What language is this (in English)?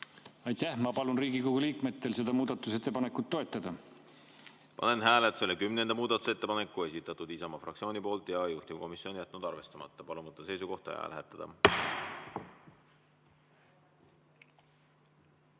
Estonian